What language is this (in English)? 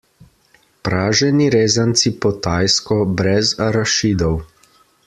Slovenian